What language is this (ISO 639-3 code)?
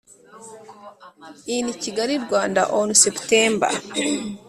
kin